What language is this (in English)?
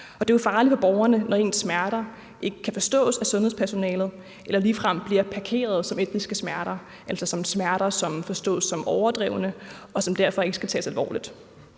Danish